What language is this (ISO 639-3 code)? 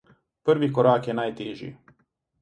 slv